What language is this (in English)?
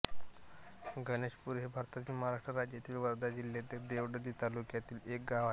Marathi